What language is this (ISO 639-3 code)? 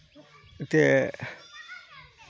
sat